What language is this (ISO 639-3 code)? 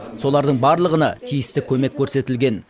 kaz